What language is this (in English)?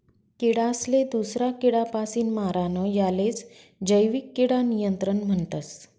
Marathi